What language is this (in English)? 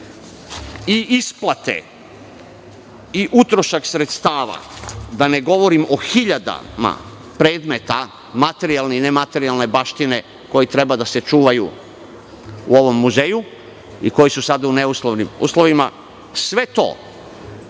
Serbian